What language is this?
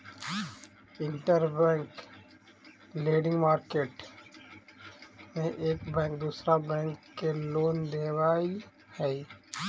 Magahi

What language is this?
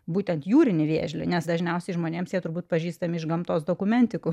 Lithuanian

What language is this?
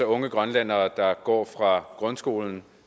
Danish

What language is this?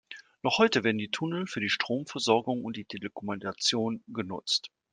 German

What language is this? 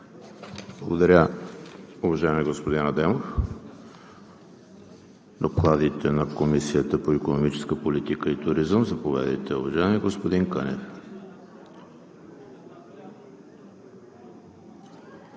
Bulgarian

